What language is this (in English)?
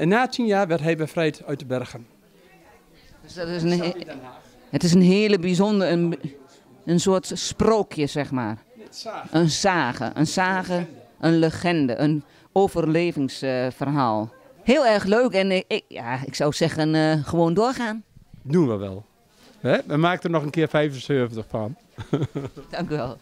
Dutch